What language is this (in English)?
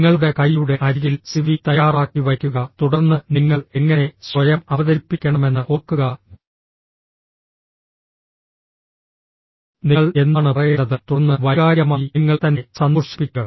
Malayalam